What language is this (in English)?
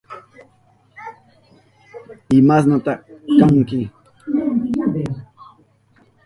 Southern Pastaza Quechua